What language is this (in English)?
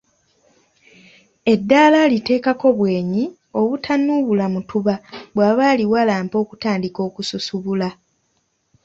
Ganda